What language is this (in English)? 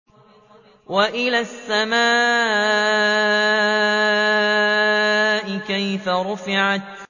Arabic